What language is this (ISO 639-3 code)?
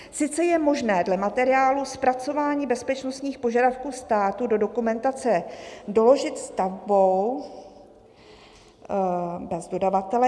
ces